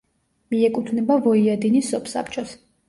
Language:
Georgian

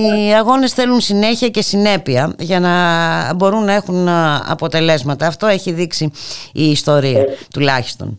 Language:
Greek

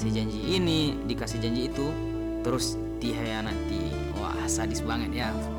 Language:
Indonesian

